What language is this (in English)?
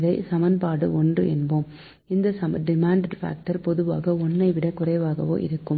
Tamil